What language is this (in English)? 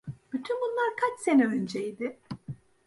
Turkish